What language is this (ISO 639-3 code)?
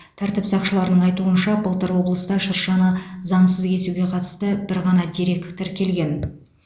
kaz